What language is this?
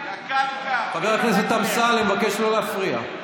Hebrew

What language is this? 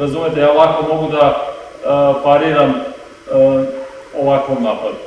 Serbian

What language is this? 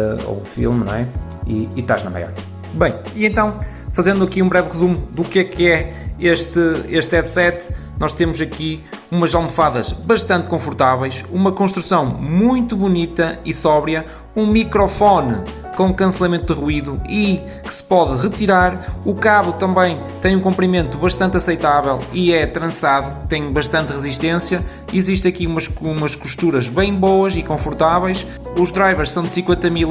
Portuguese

